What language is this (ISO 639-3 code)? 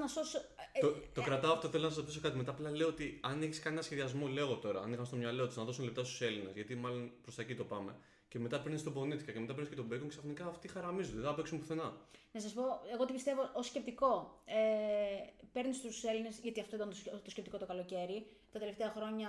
ell